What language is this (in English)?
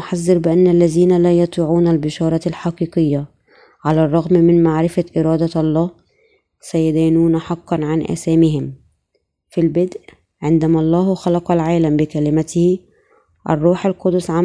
Arabic